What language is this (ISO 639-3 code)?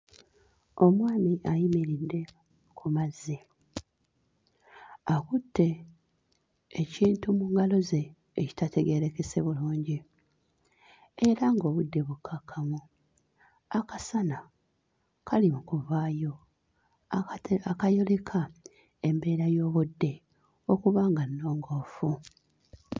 lug